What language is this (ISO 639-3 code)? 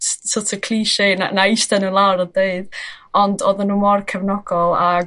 cym